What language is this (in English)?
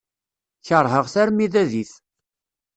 Kabyle